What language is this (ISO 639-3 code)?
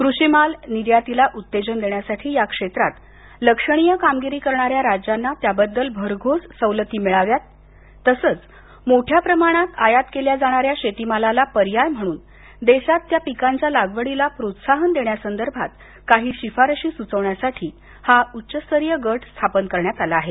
mar